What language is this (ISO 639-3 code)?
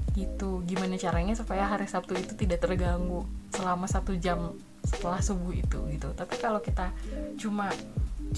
ind